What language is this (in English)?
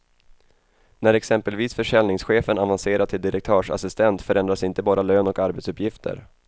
Swedish